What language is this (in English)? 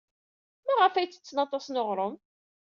Kabyle